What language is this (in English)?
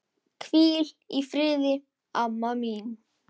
Icelandic